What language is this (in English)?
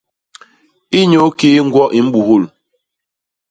Basaa